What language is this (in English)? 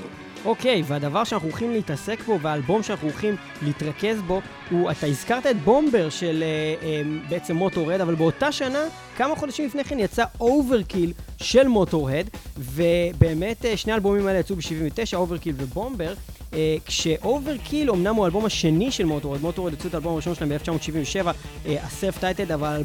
Hebrew